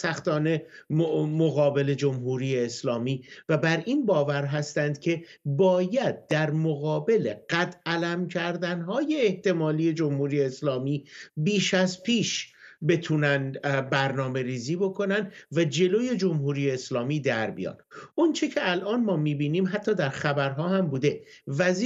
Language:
Persian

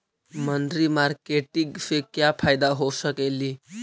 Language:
Magahi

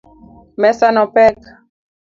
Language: Luo (Kenya and Tanzania)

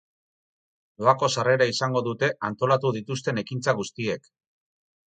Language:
Basque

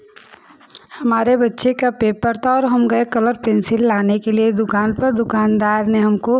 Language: Hindi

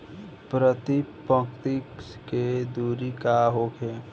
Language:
Bhojpuri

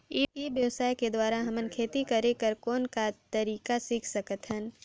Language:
Chhattisgarhi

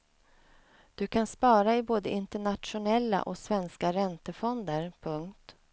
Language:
Swedish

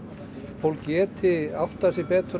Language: Icelandic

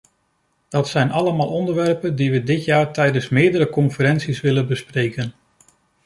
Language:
Dutch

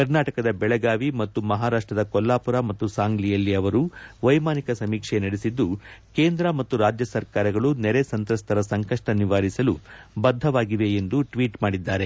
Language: Kannada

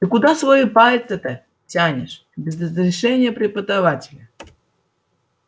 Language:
Russian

